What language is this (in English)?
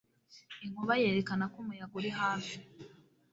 Kinyarwanda